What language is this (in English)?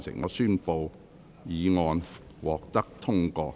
Cantonese